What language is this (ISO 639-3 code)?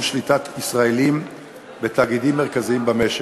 heb